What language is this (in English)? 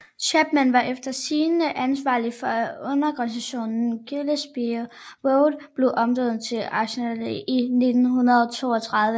Danish